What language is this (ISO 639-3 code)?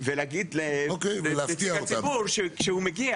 heb